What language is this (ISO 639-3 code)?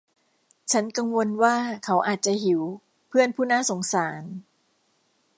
tha